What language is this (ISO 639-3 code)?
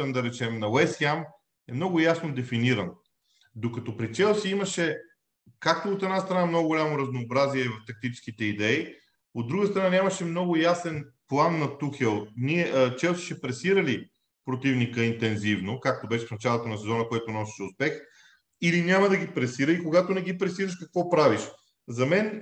bul